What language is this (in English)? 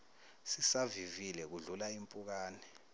Zulu